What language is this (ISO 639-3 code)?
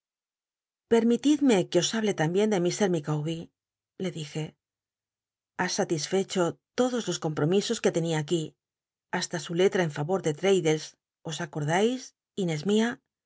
spa